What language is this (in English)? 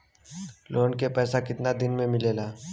Bhojpuri